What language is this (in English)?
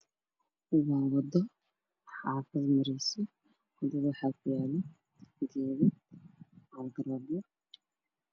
Somali